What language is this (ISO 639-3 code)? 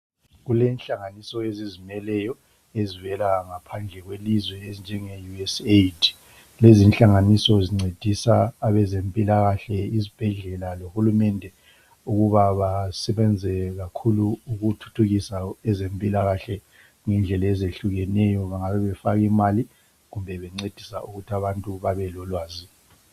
nde